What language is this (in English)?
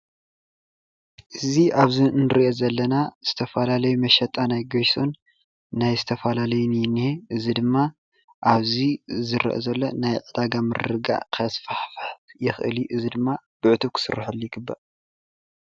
Tigrinya